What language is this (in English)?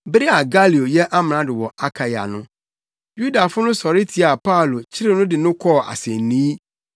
Akan